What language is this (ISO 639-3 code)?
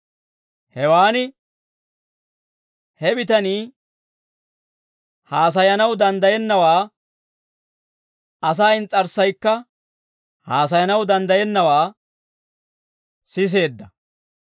dwr